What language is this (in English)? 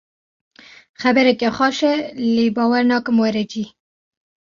Kurdish